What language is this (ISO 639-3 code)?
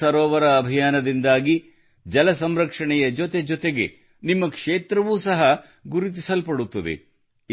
kan